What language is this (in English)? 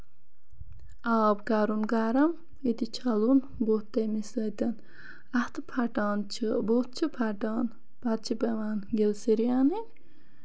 Kashmiri